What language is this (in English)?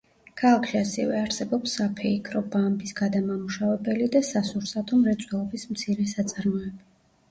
Georgian